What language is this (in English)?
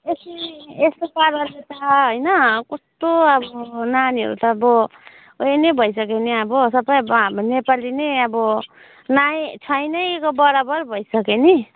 Nepali